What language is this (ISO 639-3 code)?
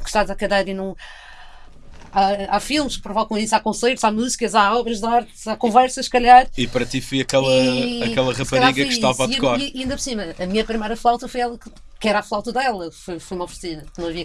por